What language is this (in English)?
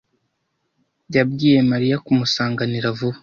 Kinyarwanda